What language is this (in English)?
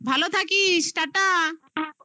Bangla